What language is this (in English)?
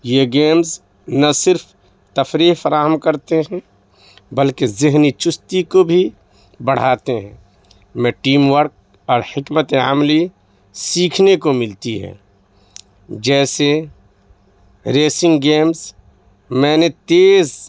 Urdu